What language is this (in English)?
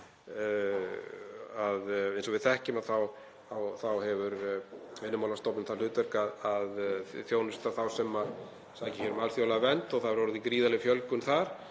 Icelandic